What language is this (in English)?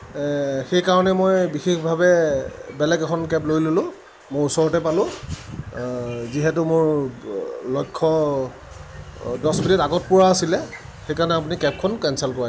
Assamese